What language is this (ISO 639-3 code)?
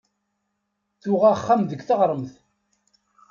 kab